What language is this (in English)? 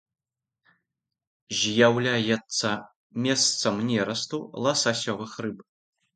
Belarusian